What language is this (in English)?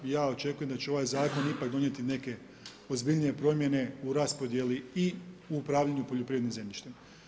Croatian